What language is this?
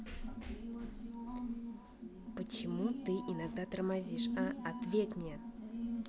Russian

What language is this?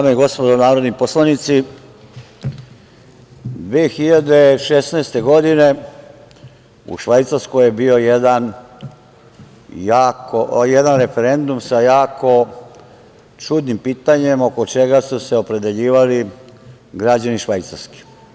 Serbian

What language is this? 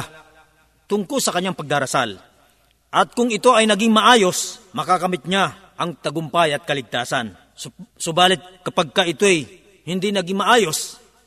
Filipino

